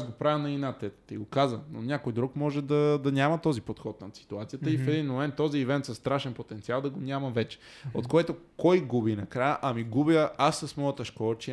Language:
Bulgarian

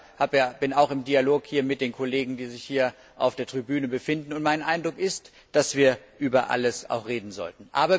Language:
German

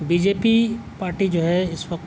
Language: Urdu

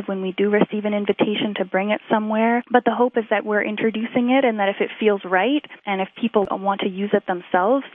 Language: English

